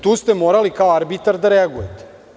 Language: Serbian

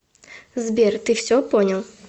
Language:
Russian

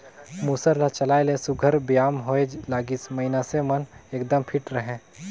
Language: Chhattisgarhi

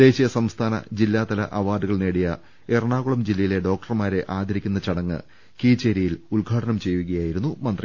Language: Malayalam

